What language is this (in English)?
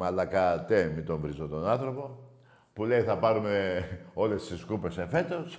Greek